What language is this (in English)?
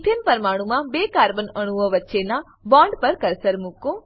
Gujarati